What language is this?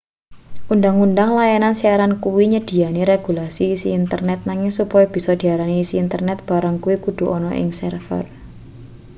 Javanese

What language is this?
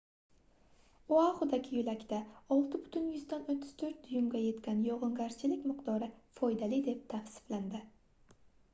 Uzbek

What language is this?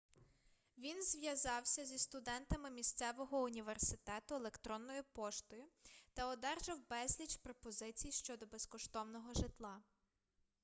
Ukrainian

